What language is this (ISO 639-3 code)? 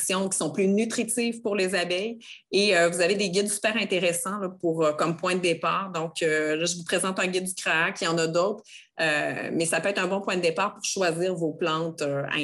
fra